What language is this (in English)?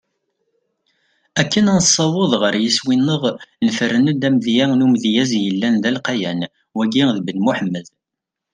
Kabyle